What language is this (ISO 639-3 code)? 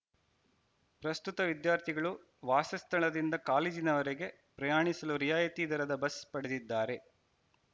kan